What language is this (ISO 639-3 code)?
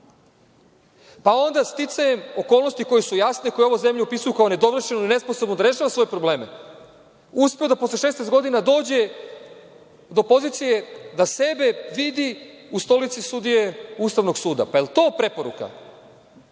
srp